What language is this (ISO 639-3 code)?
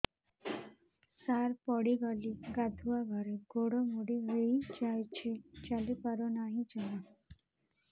ori